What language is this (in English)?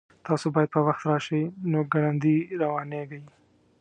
Pashto